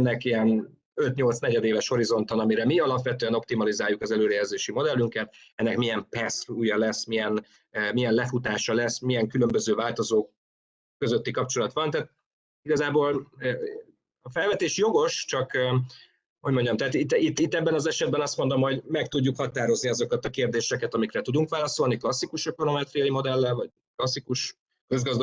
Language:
Hungarian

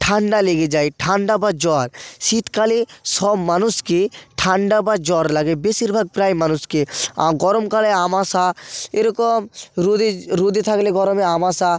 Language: Bangla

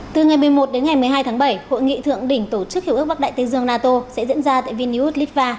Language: Vietnamese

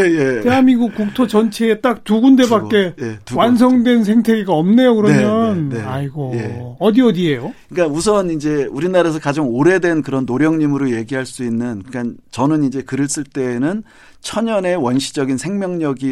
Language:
Korean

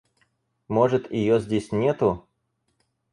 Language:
Russian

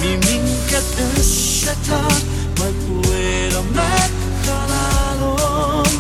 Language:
Hungarian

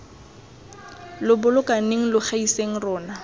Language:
Tswana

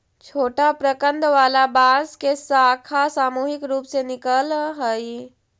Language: Magahi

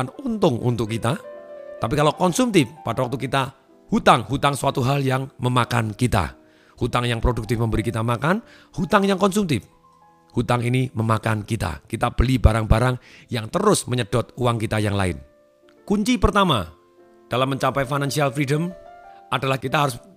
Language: Indonesian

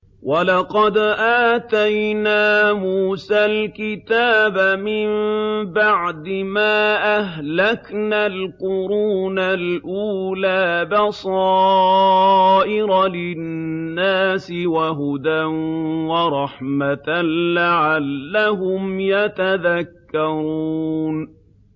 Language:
Arabic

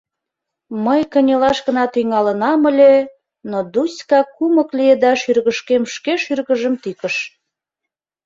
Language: Mari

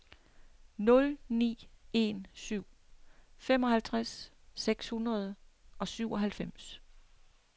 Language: Danish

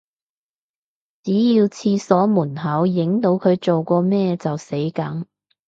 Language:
Cantonese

